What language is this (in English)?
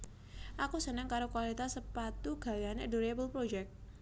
Javanese